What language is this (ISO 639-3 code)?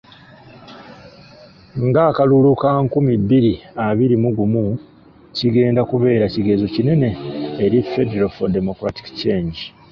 lug